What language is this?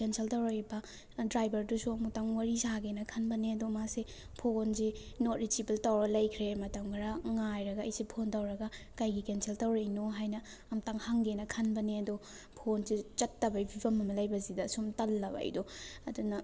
Manipuri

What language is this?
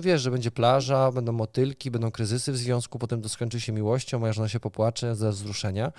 Polish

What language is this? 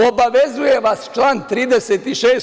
Serbian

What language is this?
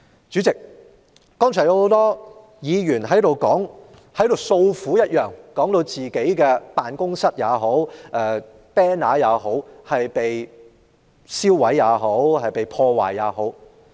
Cantonese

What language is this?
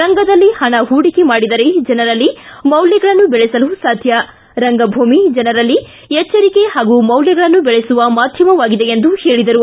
Kannada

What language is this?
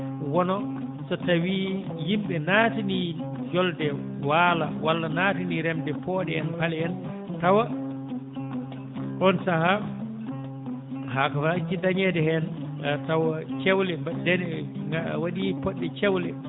Fula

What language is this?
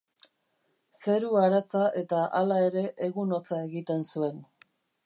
Basque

